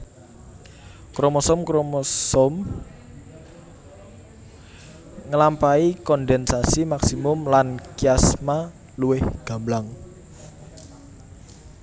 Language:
Javanese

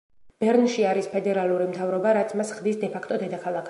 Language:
Georgian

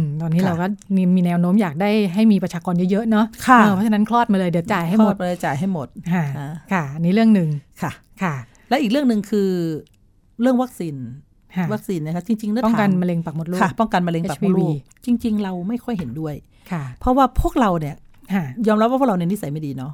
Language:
Thai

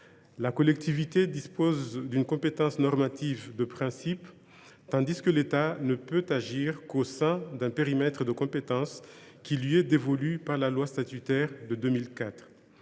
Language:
French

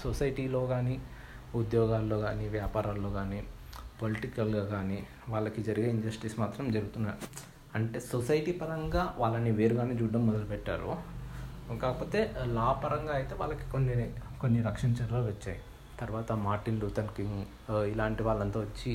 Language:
Telugu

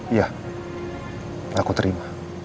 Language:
Indonesian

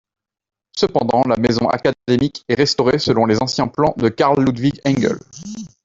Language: French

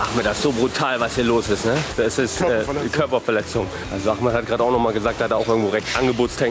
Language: German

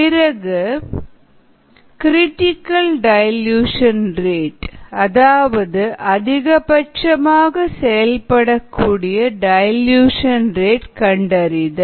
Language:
Tamil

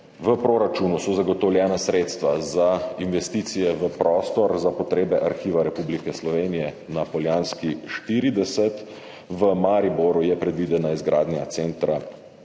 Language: Slovenian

